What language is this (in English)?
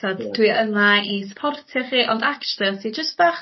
Welsh